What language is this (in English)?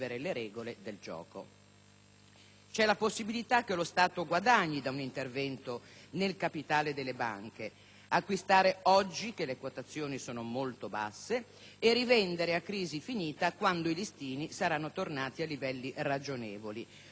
Italian